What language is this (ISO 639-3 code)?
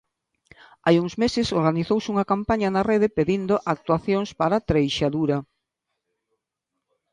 glg